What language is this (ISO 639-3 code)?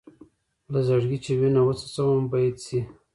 pus